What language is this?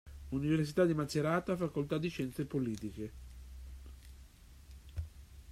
Italian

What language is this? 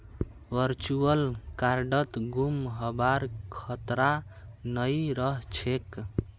Magahi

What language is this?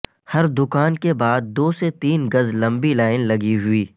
Urdu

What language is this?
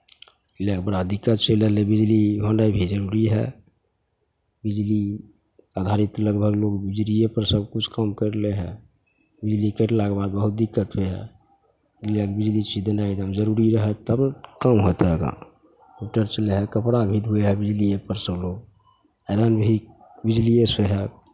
Maithili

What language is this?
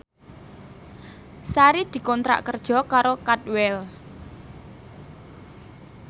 Javanese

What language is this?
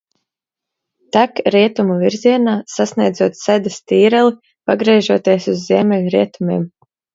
Latvian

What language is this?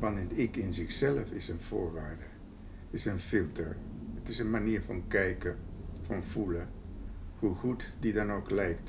Dutch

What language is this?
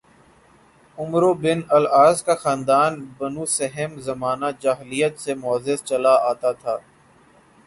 Urdu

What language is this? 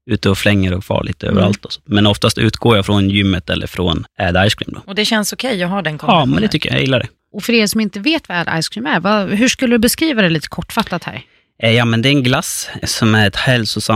Swedish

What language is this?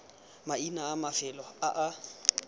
Tswana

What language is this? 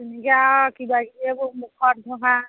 Assamese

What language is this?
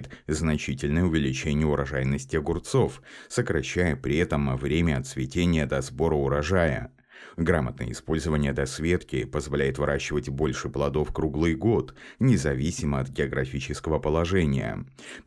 Russian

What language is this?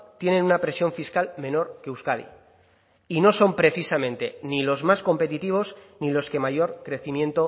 Spanish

